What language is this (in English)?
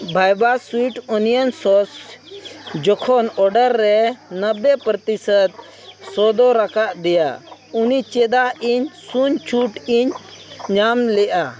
Santali